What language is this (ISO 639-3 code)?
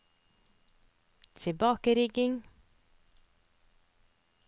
nor